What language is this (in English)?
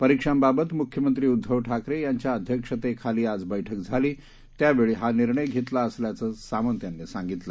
Marathi